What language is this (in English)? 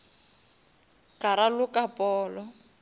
Northern Sotho